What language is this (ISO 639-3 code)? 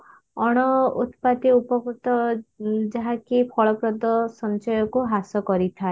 ori